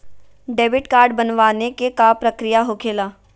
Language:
Magahi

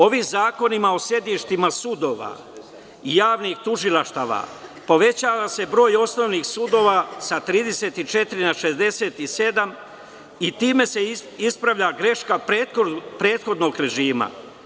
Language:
Serbian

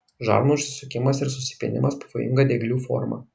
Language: Lithuanian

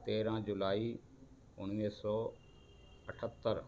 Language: Sindhi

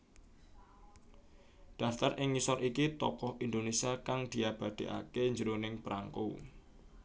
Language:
Javanese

